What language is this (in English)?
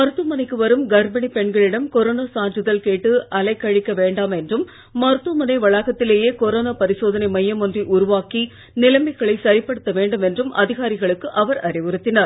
Tamil